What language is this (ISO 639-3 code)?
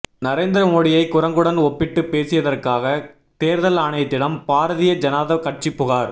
tam